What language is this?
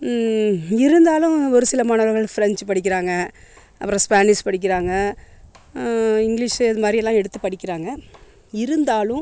Tamil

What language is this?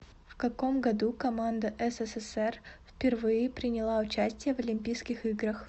Russian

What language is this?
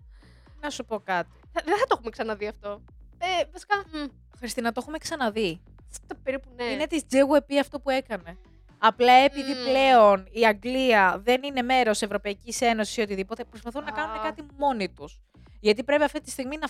Greek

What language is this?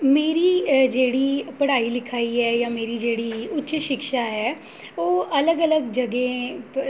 Dogri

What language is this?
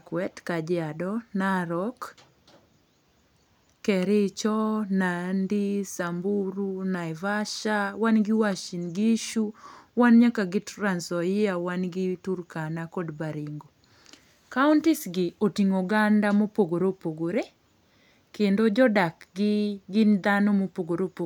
Luo (Kenya and Tanzania)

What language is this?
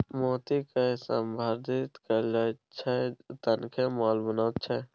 Maithili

